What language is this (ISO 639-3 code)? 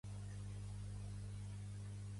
cat